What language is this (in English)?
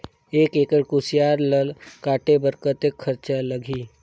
Chhattisgarhi